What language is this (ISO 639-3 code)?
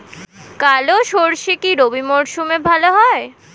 ben